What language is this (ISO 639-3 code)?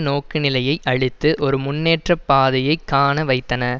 tam